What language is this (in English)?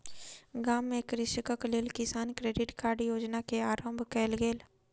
Maithili